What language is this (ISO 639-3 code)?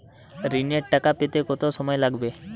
ben